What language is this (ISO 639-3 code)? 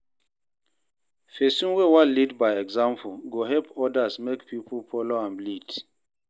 pcm